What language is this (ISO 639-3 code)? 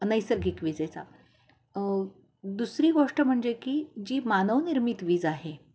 mar